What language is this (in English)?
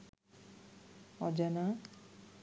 Bangla